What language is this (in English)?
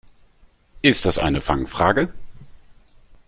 German